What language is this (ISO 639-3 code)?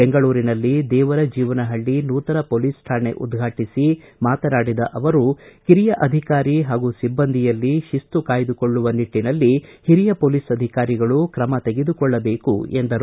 kan